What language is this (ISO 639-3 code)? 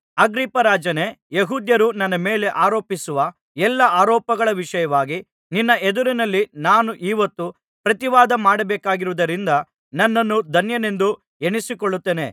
kan